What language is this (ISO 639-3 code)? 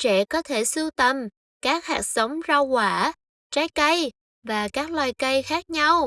vie